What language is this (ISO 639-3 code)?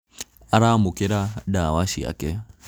kik